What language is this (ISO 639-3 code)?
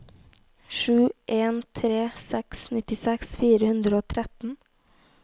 nor